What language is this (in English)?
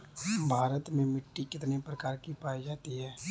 Bhojpuri